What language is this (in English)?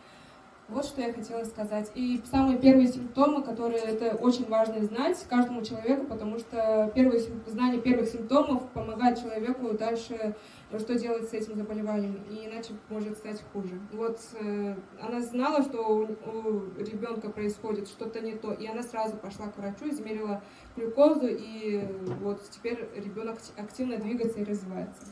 Russian